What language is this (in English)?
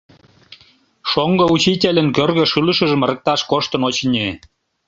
Mari